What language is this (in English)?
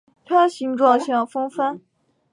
Chinese